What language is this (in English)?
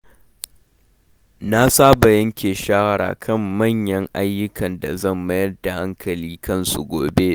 Hausa